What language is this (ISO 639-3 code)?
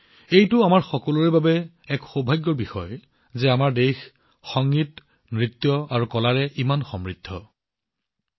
asm